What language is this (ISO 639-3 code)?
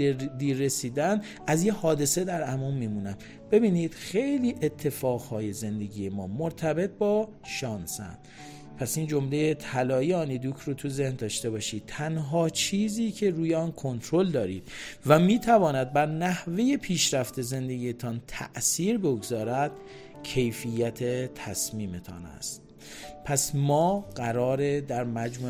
fas